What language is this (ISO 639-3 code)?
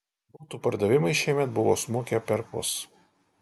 lit